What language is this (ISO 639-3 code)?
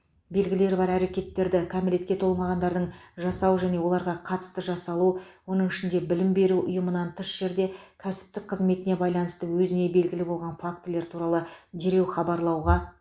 kaz